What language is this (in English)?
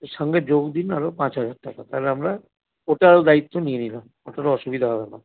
Bangla